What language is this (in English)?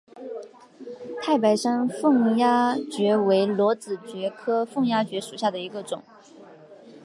Chinese